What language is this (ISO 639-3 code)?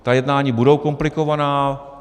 ces